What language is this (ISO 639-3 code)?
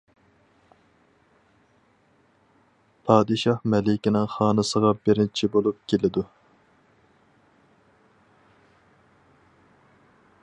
uig